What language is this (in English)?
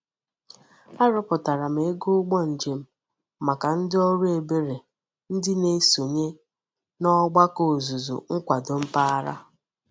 Igbo